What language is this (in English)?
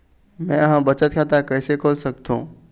Chhattisgarhi